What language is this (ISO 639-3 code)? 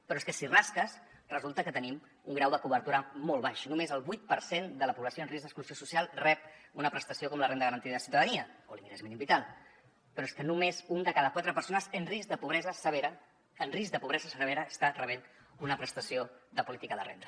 cat